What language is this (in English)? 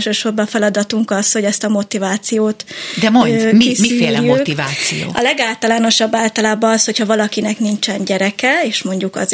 Hungarian